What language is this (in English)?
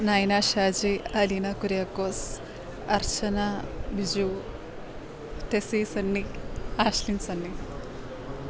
Malayalam